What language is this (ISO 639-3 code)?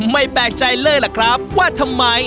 tha